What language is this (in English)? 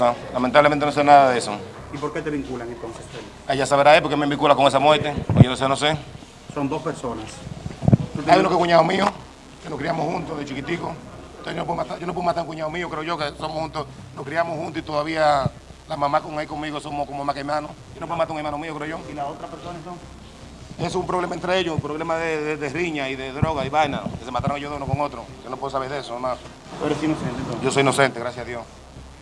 Spanish